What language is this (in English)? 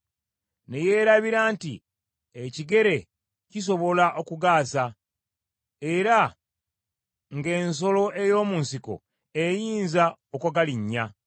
Ganda